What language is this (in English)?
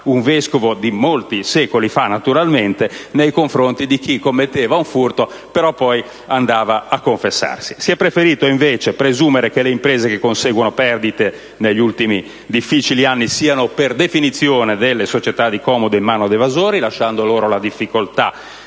Italian